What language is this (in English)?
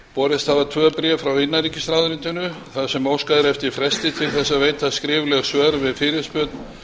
Icelandic